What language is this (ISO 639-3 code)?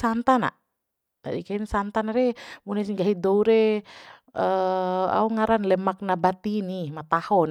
bhp